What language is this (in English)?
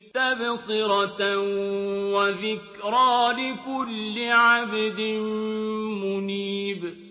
Arabic